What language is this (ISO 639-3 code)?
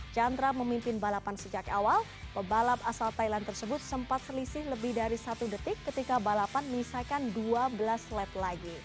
ind